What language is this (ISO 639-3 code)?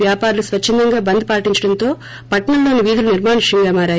tel